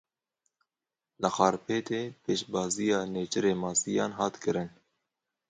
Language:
Kurdish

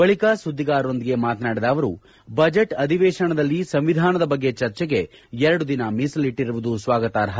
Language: Kannada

